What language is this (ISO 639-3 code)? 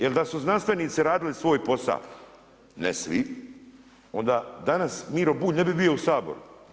hrv